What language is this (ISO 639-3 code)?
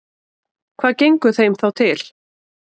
isl